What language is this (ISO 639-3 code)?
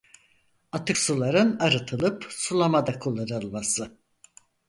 tur